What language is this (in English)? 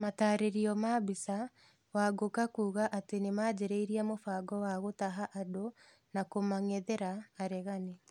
Kikuyu